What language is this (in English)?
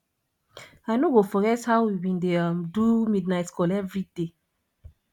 Nigerian Pidgin